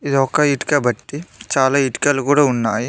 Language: Telugu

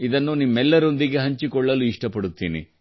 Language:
Kannada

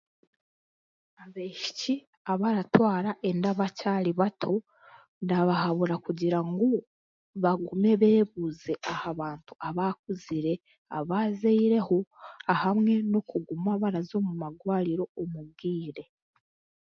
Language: Chiga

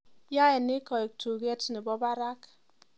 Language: Kalenjin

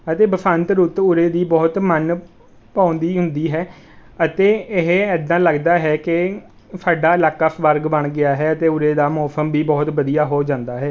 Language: Punjabi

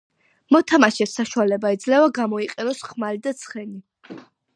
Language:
Georgian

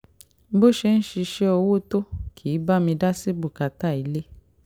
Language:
Yoruba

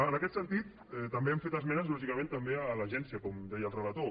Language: Catalan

